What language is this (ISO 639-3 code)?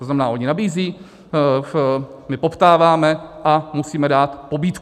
ces